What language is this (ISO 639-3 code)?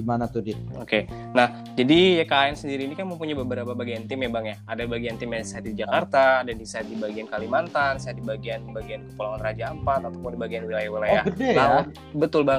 ind